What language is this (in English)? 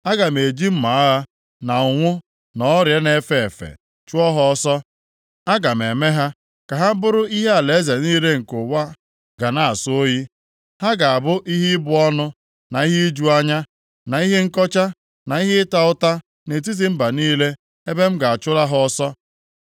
Igbo